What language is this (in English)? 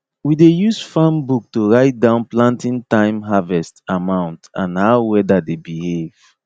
Nigerian Pidgin